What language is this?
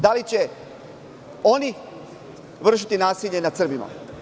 Serbian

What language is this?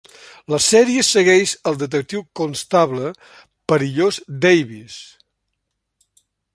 Catalan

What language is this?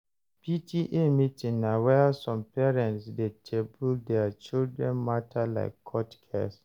Nigerian Pidgin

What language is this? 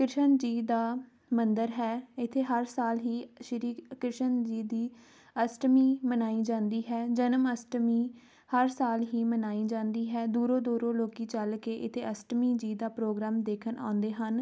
Punjabi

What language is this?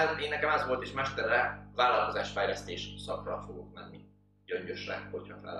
Hungarian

